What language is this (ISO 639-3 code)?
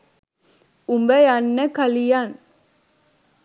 sin